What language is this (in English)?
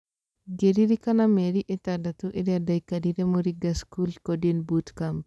Kikuyu